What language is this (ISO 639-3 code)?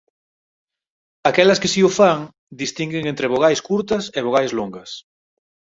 glg